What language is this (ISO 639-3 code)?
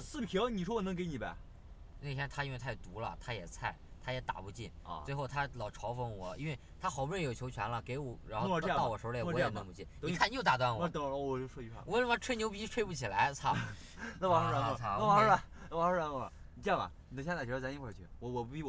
zho